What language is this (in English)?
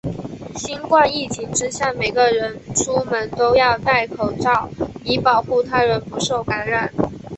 Chinese